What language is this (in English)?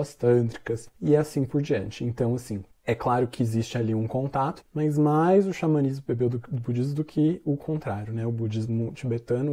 Portuguese